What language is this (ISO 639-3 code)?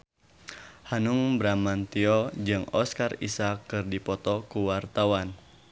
sun